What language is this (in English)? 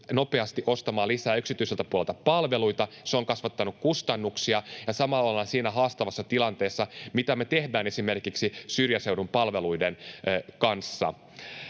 Finnish